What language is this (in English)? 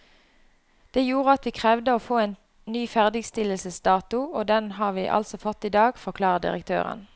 Norwegian